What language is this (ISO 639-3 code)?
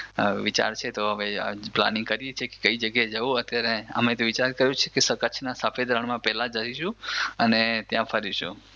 guj